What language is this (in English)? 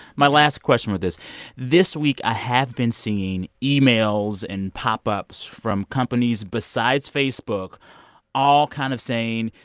English